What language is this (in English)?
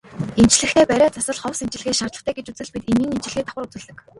Mongolian